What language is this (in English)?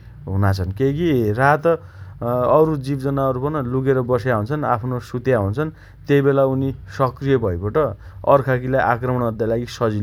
Dotyali